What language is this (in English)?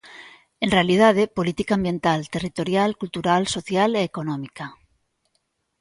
Galician